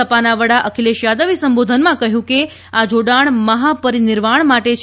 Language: Gujarati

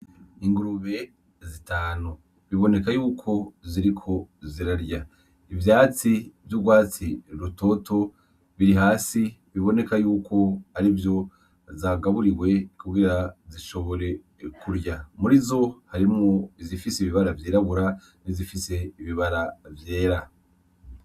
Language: Rundi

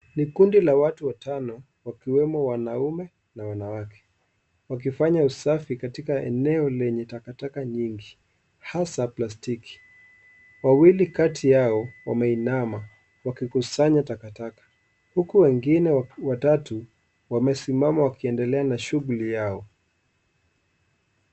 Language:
Swahili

